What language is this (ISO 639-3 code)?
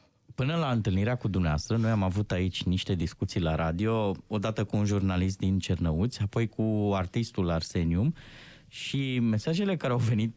ron